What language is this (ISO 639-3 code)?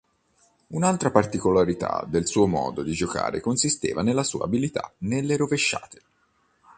ita